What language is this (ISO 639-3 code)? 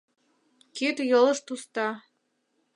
chm